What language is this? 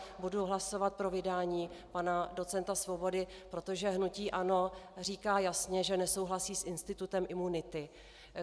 Czech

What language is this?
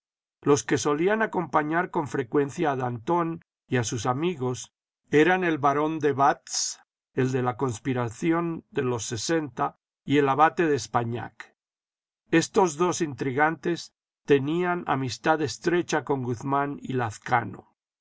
Spanish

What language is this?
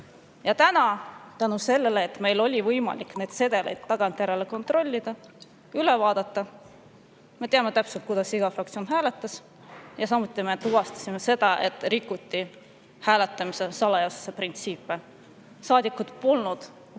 Estonian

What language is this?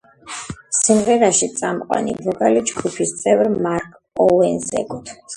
Georgian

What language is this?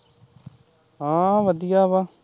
Punjabi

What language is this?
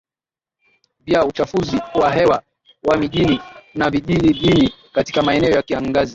Swahili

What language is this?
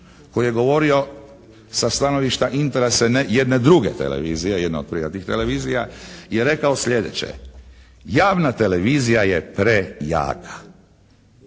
Croatian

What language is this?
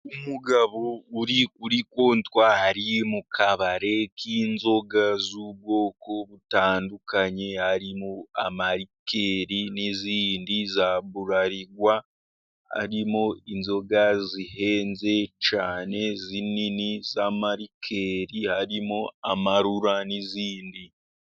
Kinyarwanda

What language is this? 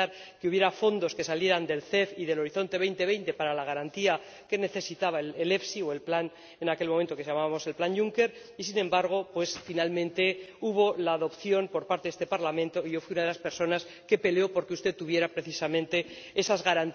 Spanish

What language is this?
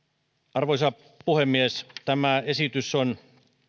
Finnish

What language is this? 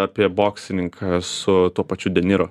Lithuanian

